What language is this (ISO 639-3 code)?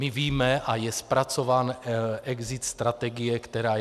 ces